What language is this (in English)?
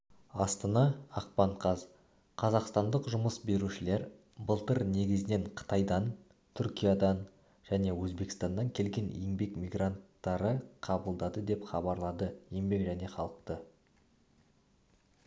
Kazakh